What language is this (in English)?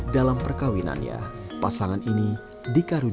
Indonesian